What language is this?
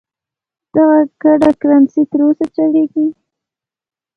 Pashto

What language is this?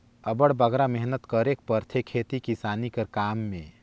Chhattisgarhi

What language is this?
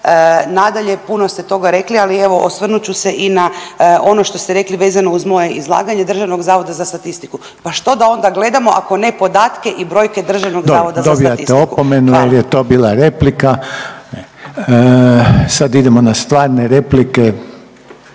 Croatian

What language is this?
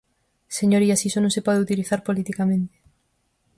Galician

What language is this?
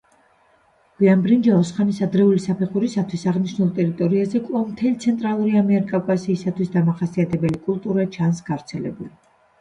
Georgian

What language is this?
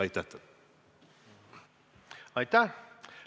Estonian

